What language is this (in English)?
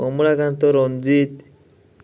Odia